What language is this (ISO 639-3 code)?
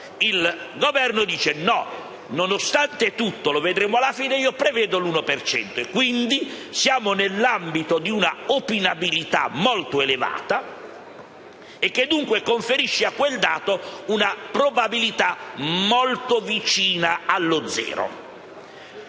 ita